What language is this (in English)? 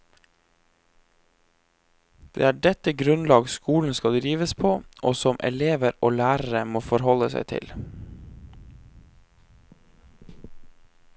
Norwegian